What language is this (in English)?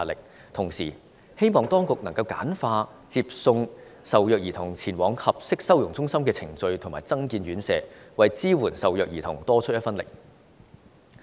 Cantonese